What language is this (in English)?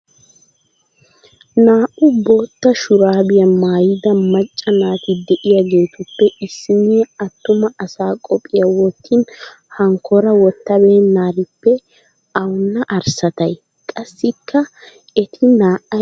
Wolaytta